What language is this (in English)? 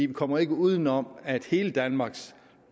Danish